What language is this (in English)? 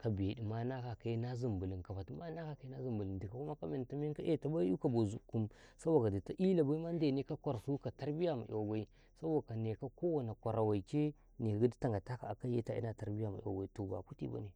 Karekare